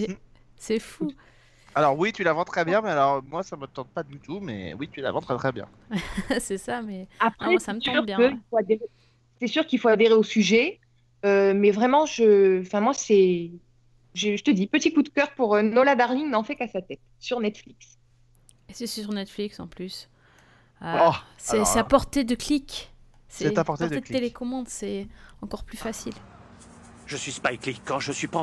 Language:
French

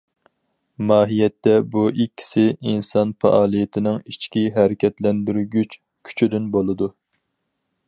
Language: Uyghur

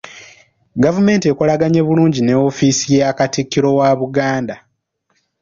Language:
Ganda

